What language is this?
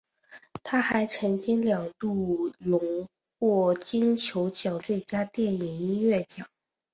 Chinese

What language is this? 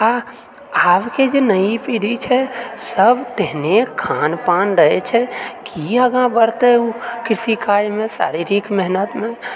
Maithili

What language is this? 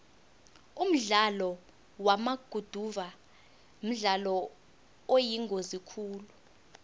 South Ndebele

